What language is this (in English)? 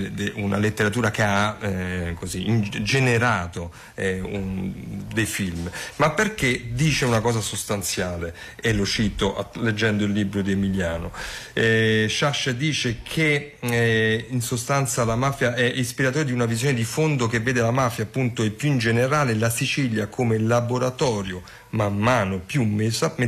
Italian